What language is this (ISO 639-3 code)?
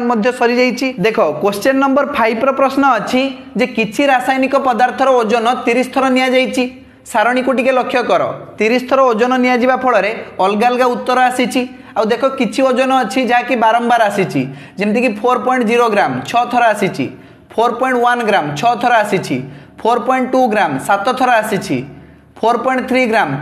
hin